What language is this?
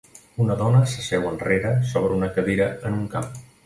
Catalan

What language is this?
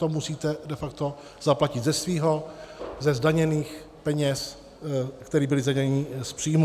Czech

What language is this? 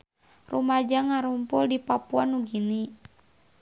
Sundanese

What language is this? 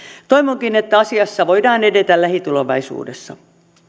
Finnish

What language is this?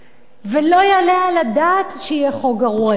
Hebrew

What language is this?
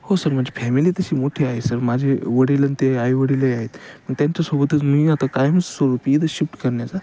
Marathi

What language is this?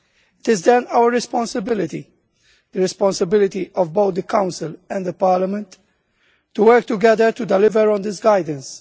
English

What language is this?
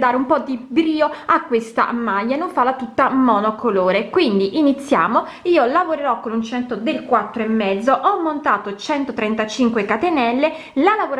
Italian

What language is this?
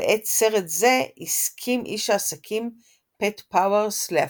Hebrew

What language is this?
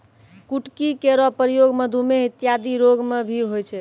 Maithili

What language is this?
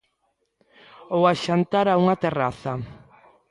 Galician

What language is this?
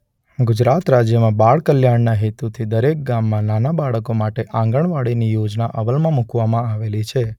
Gujarati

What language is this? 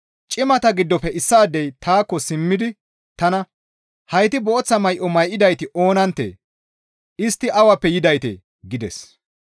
Gamo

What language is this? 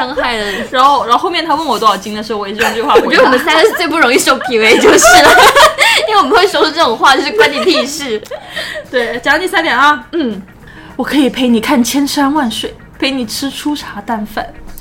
Chinese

